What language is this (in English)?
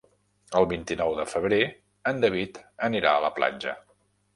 Catalan